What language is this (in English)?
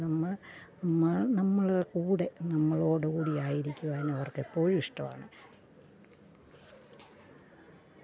Malayalam